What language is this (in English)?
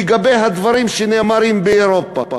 Hebrew